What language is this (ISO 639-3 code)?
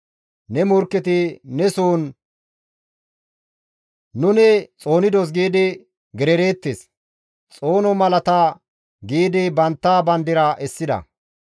gmv